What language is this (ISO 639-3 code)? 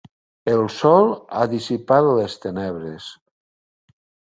cat